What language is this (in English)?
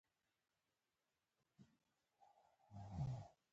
Pashto